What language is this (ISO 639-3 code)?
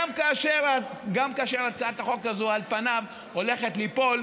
heb